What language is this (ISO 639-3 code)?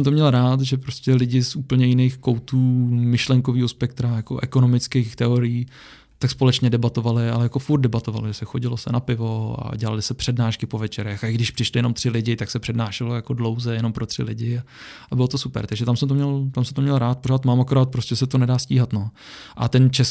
ces